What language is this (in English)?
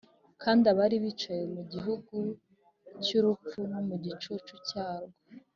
Kinyarwanda